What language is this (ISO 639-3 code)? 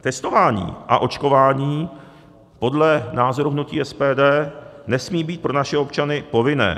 ces